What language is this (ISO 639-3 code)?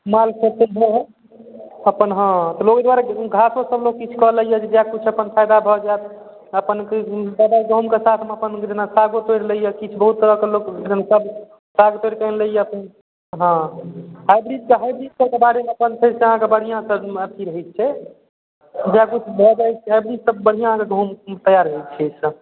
mai